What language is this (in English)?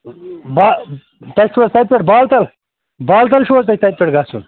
Kashmiri